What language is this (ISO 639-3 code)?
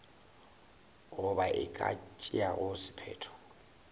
nso